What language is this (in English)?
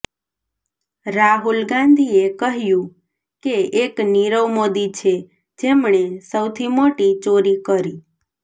Gujarati